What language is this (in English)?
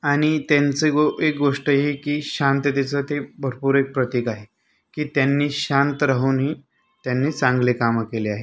Marathi